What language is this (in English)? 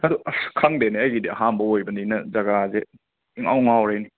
Manipuri